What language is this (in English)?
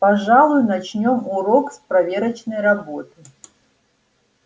Russian